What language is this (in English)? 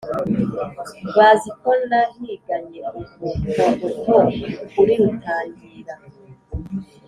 Kinyarwanda